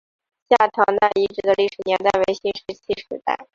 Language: Chinese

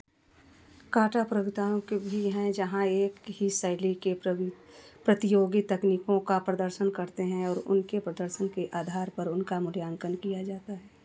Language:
Hindi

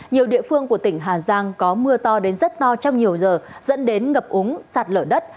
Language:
Vietnamese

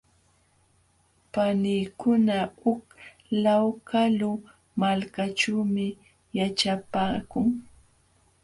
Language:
Jauja Wanca Quechua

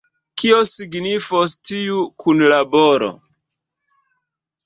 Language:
Esperanto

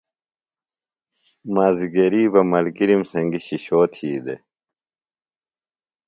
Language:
Phalura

